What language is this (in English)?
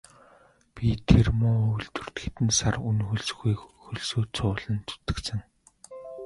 Mongolian